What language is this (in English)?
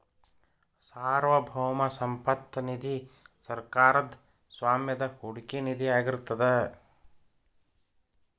Kannada